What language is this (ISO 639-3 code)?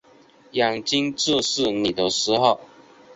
zho